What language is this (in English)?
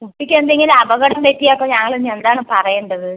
Malayalam